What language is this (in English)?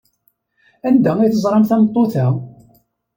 Kabyle